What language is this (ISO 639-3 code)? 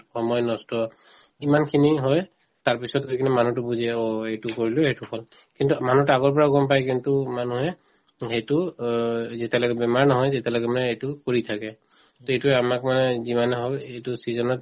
asm